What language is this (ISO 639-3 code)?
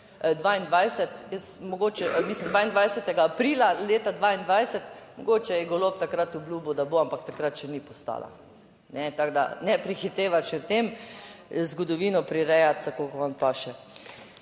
slv